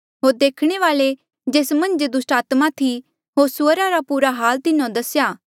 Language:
Mandeali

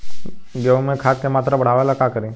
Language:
Bhojpuri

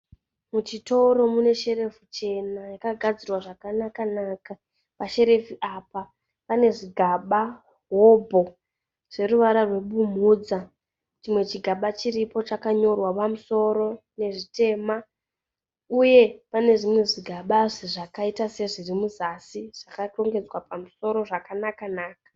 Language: Shona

